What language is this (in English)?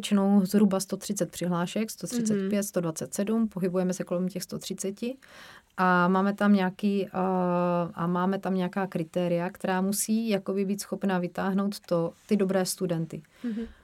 Czech